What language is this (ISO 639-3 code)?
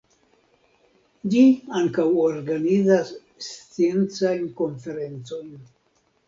epo